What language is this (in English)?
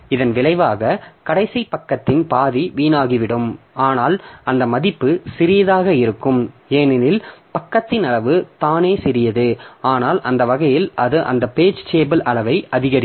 Tamil